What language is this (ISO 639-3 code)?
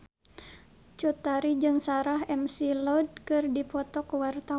sun